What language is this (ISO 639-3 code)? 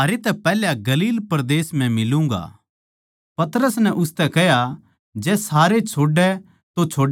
bgc